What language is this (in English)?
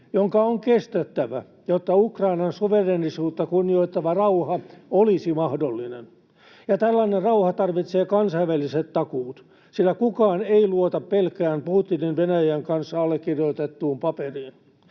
Finnish